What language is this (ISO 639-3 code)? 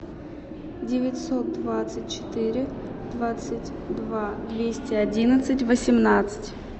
rus